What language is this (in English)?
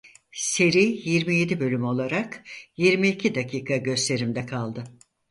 Turkish